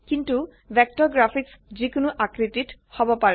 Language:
Assamese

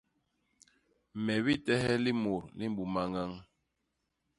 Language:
Basaa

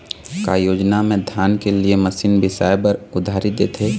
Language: Chhattisgarhi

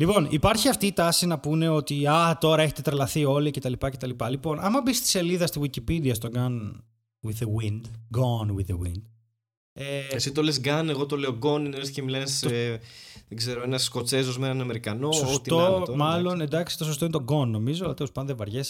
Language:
Greek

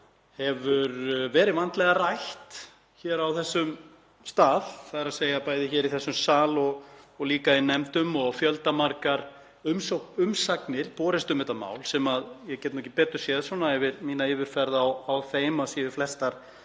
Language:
Icelandic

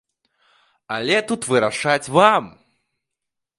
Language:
Belarusian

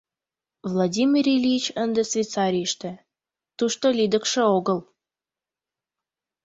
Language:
Mari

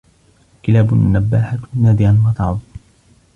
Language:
Arabic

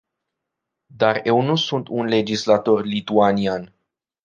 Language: Romanian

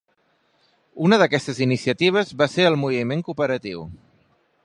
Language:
Catalan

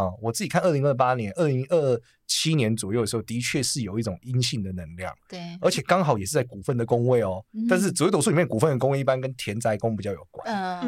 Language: Chinese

